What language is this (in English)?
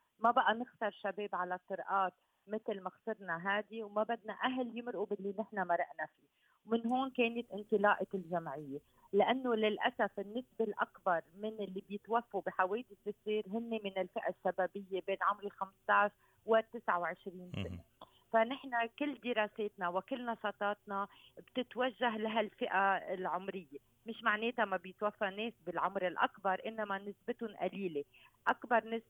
Arabic